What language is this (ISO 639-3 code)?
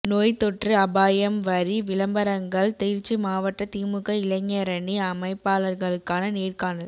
tam